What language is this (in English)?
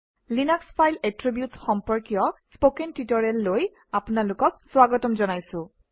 Assamese